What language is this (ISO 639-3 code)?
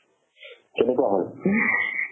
asm